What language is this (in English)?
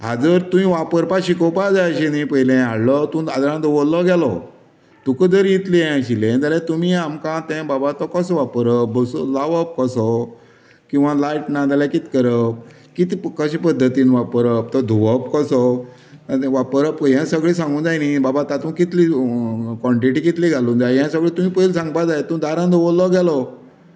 Konkani